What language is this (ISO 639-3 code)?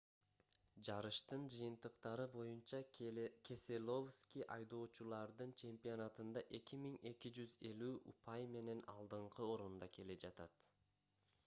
kir